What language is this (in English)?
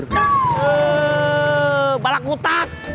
Indonesian